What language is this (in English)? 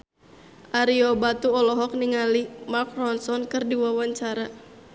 Sundanese